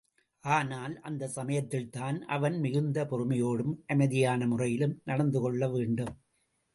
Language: Tamil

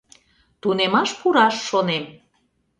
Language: Mari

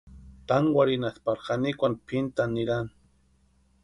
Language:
Western Highland Purepecha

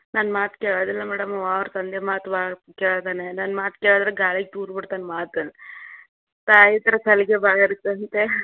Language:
Kannada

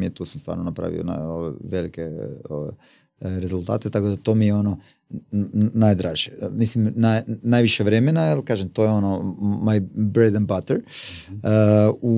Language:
Croatian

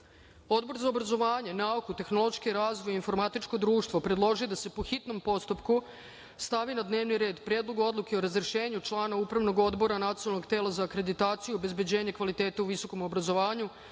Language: Serbian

